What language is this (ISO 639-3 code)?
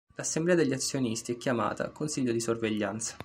ita